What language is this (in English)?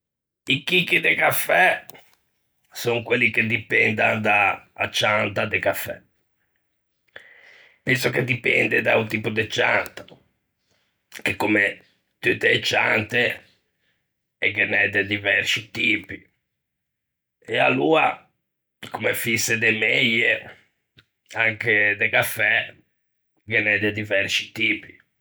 Ligurian